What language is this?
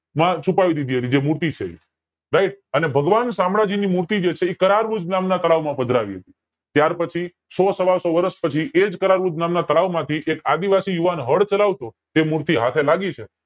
Gujarati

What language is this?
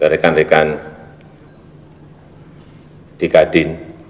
Indonesian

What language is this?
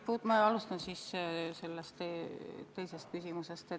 Estonian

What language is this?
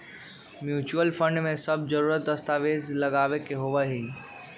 Magahi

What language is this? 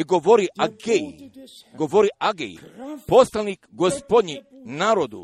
Croatian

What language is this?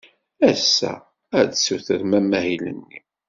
Kabyle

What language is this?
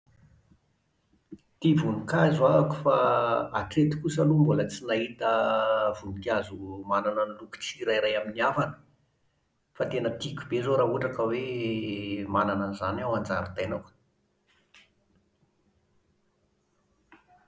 Malagasy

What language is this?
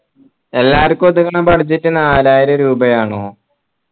Malayalam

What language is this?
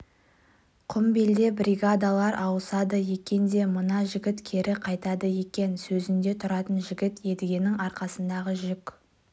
Kazakh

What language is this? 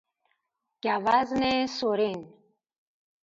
Persian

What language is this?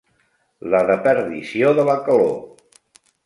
Catalan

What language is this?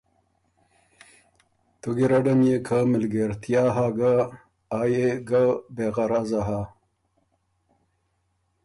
Ormuri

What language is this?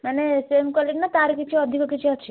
Odia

